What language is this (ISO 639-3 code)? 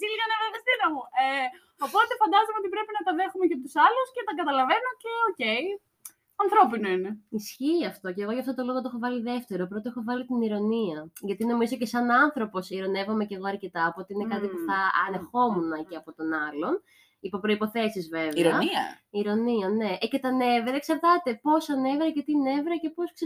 ell